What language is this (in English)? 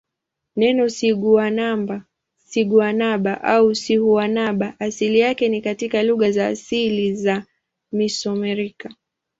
Swahili